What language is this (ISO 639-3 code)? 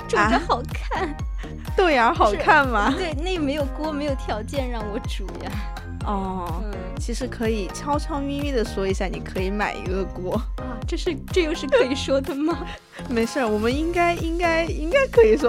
zho